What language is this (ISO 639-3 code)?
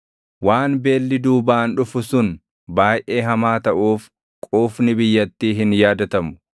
orm